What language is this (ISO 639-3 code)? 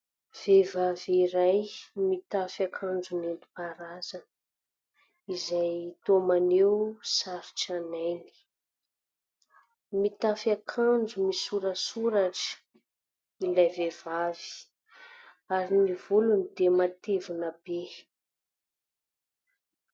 mlg